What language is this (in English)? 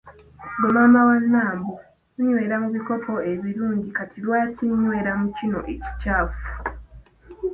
Ganda